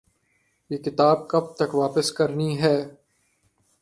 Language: Urdu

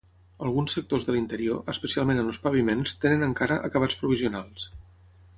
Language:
Catalan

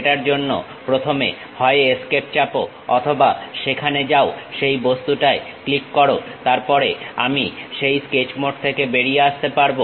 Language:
Bangla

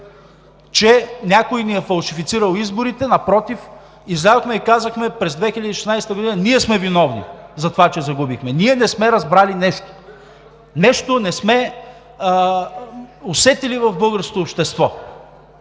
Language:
Bulgarian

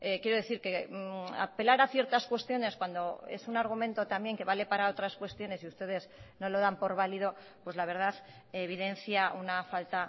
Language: Spanish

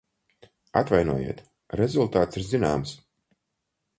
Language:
Latvian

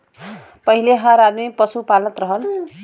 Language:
Bhojpuri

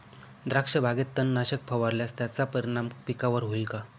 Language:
Marathi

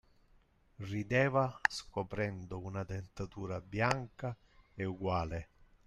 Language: Italian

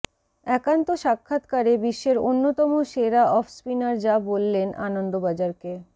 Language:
Bangla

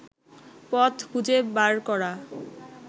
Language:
Bangla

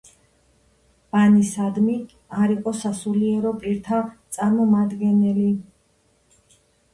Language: Georgian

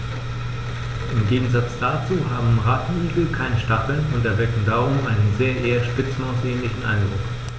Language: German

